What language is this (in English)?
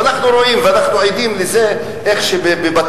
Hebrew